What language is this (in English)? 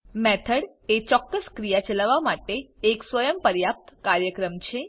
Gujarati